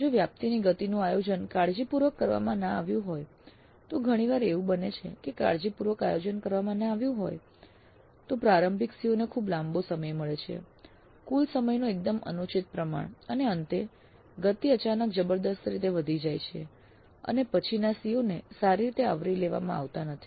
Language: Gujarati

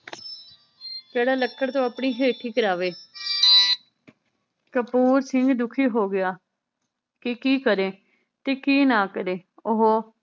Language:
Punjabi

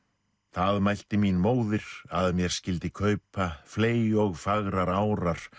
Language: Icelandic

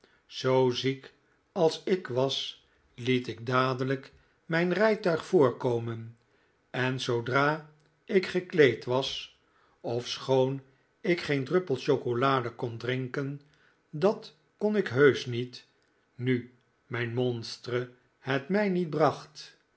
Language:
Dutch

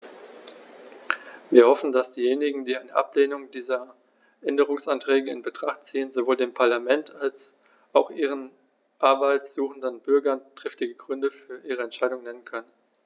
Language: German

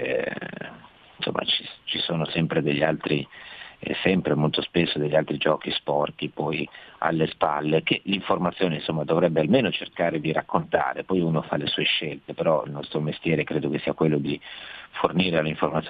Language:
Italian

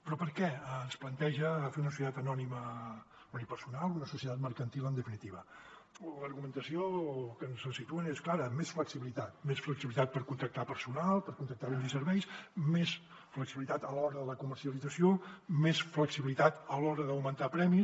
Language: Catalan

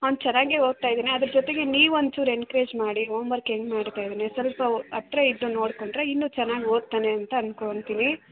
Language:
Kannada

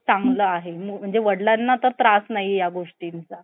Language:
Marathi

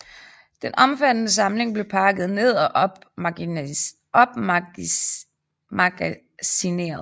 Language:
Danish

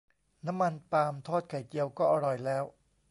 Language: Thai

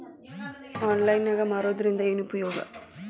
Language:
Kannada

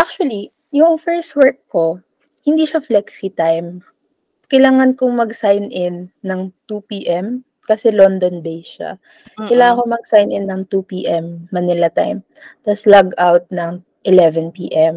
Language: Filipino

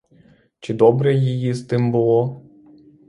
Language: Ukrainian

